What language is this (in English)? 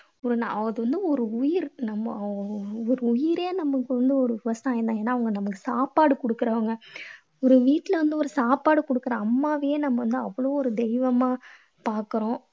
Tamil